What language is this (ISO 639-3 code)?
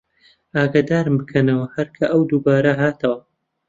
ckb